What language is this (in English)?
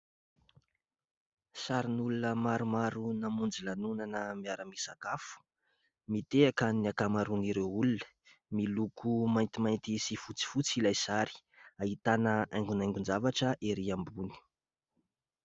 Malagasy